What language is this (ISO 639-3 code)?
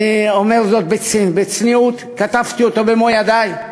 heb